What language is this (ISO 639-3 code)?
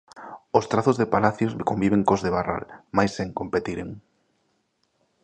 glg